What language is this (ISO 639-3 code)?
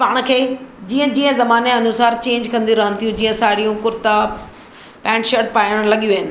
snd